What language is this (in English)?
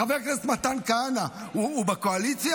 Hebrew